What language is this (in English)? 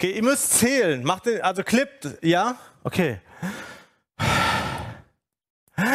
German